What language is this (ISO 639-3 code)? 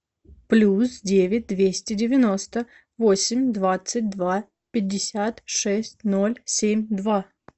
rus